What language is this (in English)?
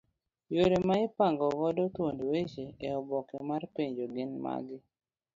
Luo (Kenya and Tanzania)